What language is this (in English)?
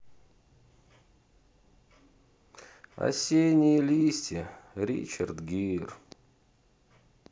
Russian